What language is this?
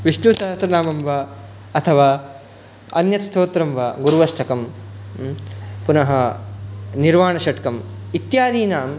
Sanskrit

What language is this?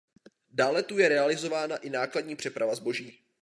Czech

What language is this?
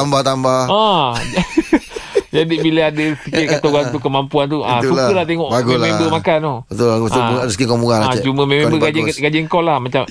Malay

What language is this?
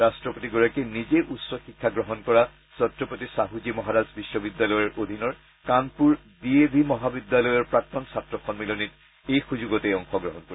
Assamese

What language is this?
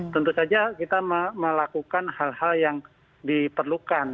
Indonesian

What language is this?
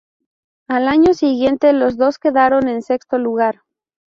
Spanish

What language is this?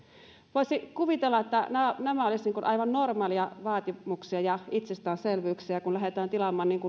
Finnish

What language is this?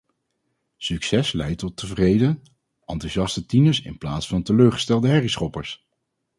Dutch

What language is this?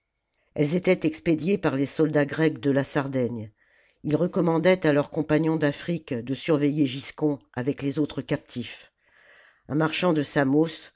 French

